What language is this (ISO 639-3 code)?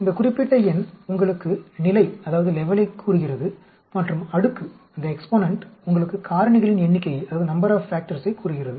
tam